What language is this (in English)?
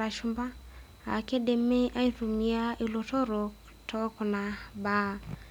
Masai